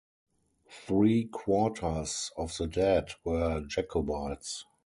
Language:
English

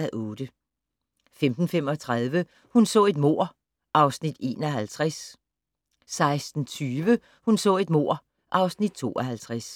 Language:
Danish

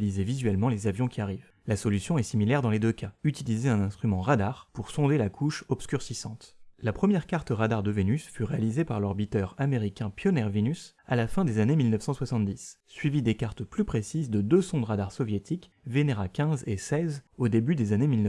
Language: French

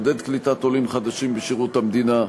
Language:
Hebrew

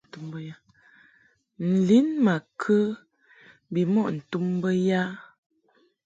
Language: Mungaka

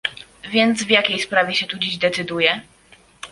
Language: Polish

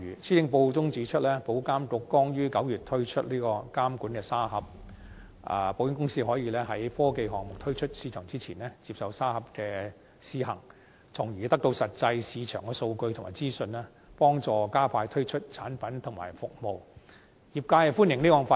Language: Cantonese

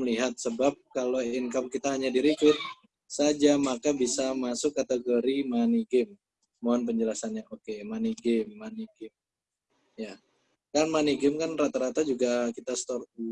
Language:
Indonesian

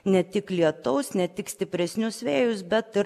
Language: Lithuanian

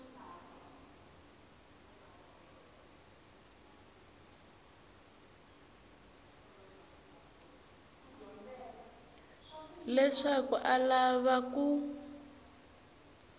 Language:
Tsonga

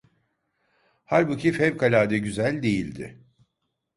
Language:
Turkish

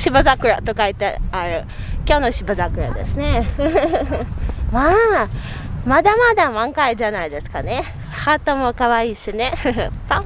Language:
Japanese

